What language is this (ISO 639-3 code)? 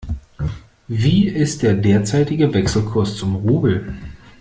deu